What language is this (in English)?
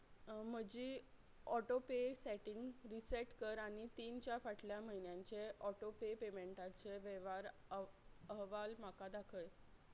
Konkani